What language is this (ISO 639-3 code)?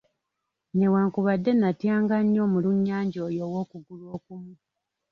lug